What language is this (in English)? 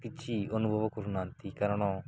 Odia